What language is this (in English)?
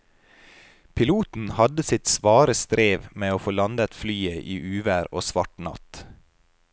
Norwegian